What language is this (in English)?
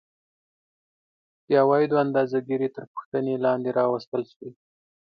Pashto